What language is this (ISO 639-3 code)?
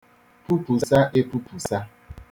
ibo